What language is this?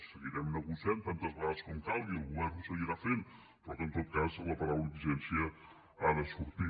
Catalan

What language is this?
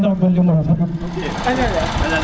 Serer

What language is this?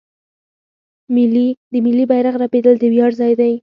Pashto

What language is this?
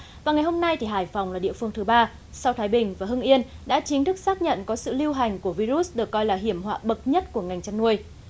Vietnamese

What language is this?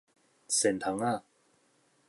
Min Nan Chinese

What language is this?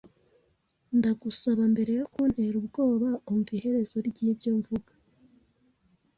Kinyarwanda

